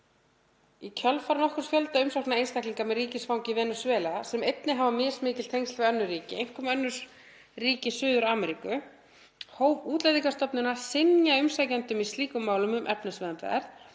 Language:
Icelandic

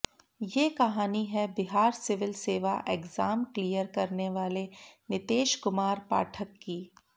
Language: Hindi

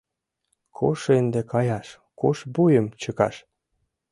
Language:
Mari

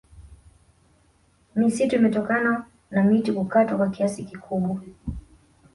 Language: Swahili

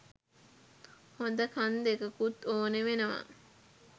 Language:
Sinhala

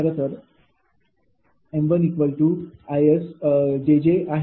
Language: Marathi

